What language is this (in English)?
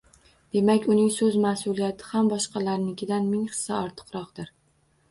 Uzbek